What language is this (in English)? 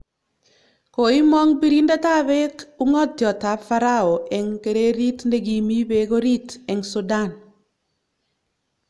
Kalenjin